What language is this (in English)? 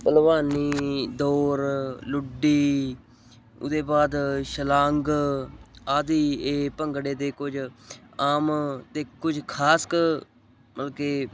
Punjabi